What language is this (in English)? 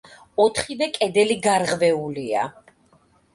Georgian